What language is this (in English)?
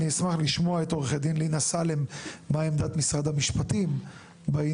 Hebrew